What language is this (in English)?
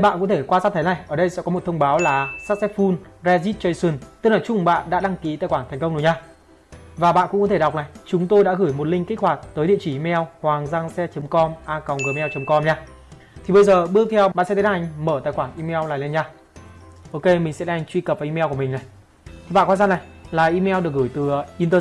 Vietnamese